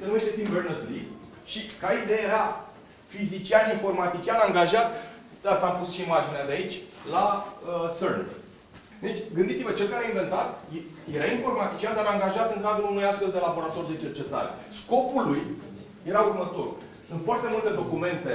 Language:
Romanian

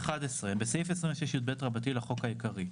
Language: Hebrew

